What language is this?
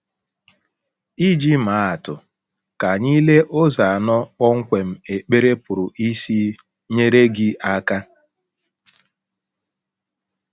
Igbo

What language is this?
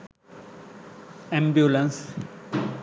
Sinhala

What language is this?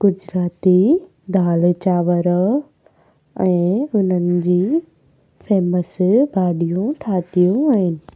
Sindhi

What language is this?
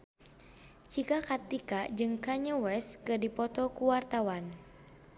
Sundanese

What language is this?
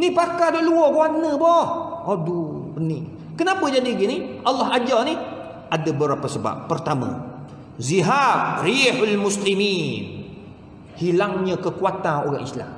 Malay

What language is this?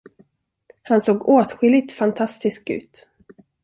Swedish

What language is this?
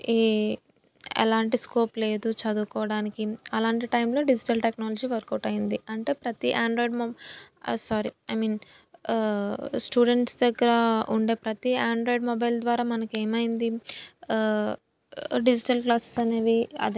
Telugu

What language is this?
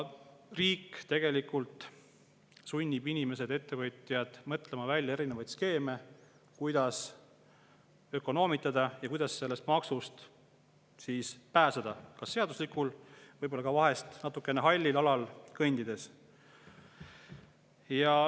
Estonian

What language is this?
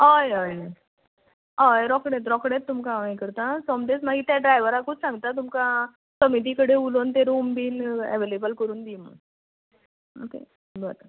Konkani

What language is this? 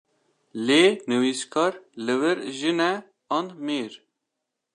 Kurdish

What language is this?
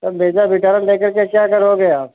Hindi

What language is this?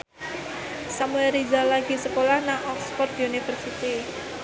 Javanese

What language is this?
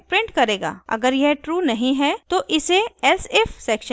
Hindi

